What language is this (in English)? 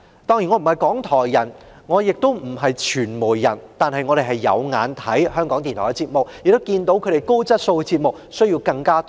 Cantonese